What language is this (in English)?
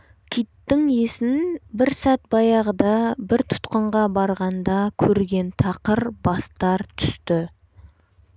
Kazakh